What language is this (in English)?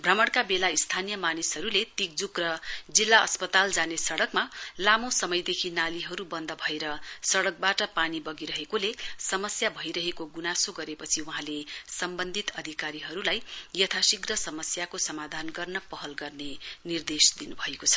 Nepali